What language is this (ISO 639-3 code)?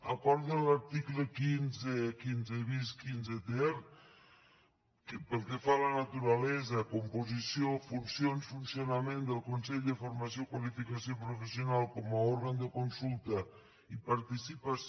cat